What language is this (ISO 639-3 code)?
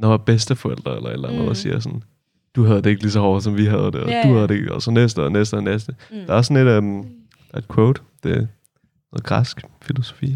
dan